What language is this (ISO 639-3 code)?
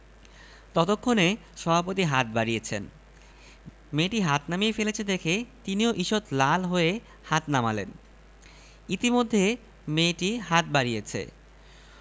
ben